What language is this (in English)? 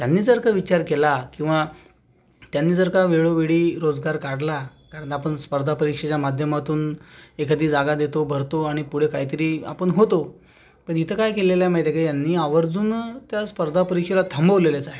Marathi